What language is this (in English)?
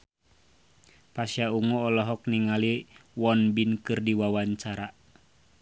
Sundanese